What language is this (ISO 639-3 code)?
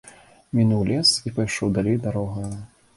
bel